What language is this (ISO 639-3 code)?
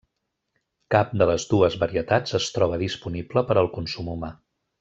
cat